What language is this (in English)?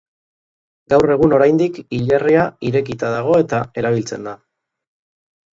Basque